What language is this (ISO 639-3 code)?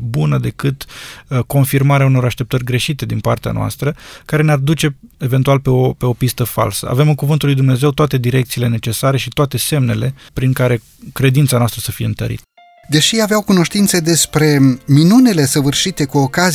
ron